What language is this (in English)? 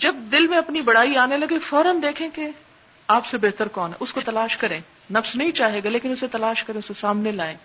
Urdu